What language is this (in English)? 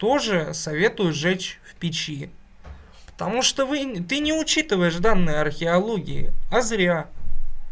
Russian